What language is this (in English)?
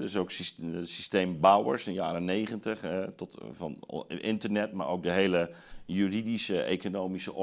Dutch